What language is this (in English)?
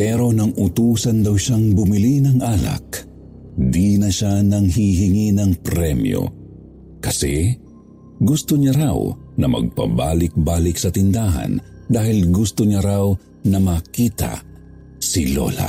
Filipino